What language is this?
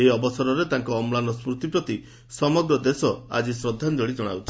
Odia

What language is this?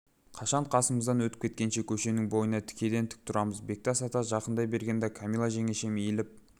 Kazakh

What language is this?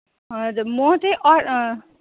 Nepali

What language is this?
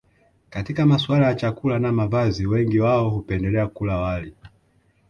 Swahili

